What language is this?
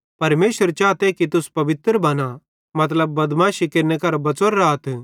Bhadrawahi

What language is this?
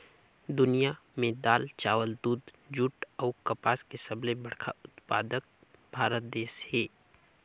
Chhattisgarhi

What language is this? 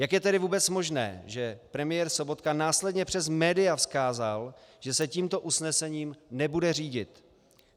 Czech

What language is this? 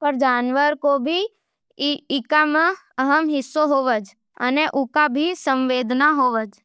Nimadi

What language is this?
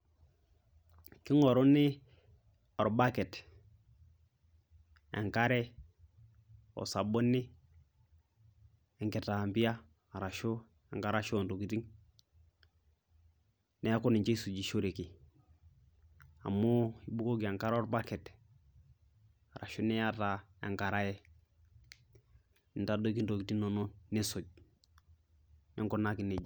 Masai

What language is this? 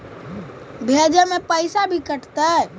Magahi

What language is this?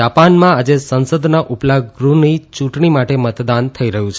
Gujarati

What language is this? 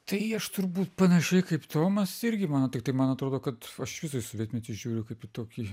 Lithuanian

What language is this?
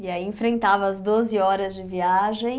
Portuguese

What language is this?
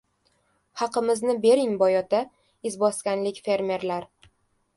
Uzbek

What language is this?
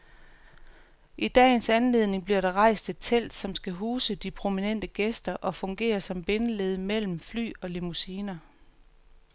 Danish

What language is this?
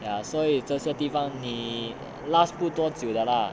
English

